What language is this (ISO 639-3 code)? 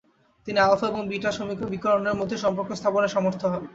ben